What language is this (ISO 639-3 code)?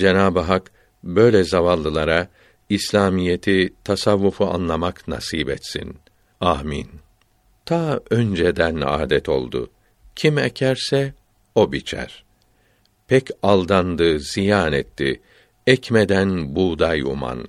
tur